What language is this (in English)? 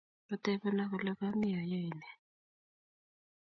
Kalenjin